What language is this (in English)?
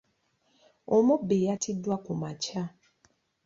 Ganda